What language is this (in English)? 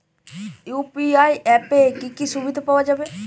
Bangla